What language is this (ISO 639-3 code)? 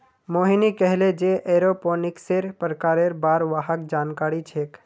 mag